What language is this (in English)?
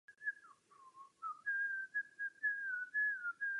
Czech